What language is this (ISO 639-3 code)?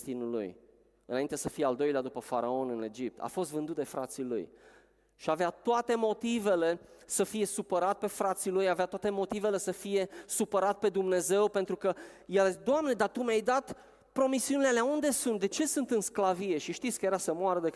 ron